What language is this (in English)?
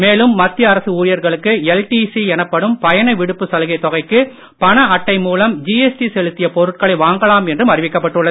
Tamil